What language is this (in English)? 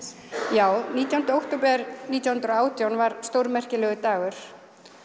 Icelandic